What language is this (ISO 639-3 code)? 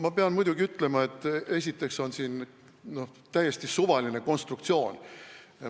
est